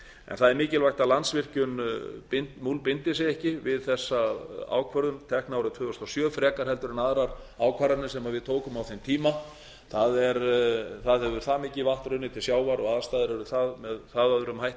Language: Icelandic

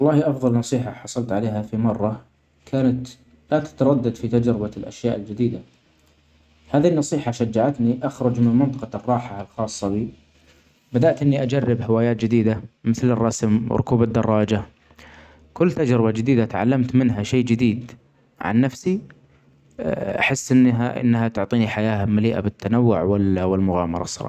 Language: Omani Arabic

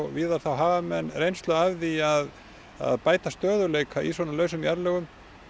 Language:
Icelandic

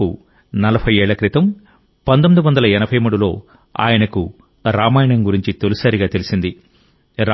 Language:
Telugu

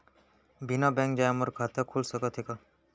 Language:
Chhattisgarhi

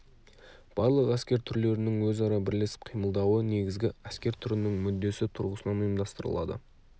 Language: Kazakh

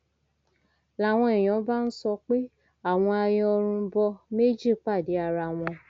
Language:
Yoruba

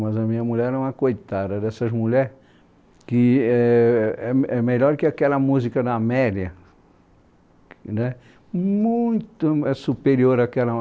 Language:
Portuguese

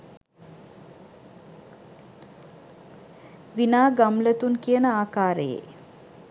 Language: Sinhala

